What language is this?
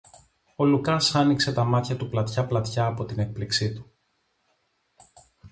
Greek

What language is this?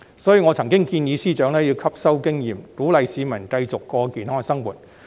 Cantonese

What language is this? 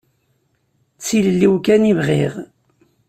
Kabyle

